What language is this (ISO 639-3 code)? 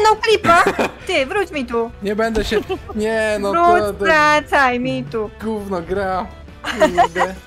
pol